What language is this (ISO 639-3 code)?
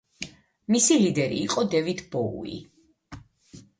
kat